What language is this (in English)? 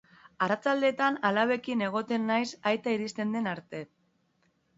Basque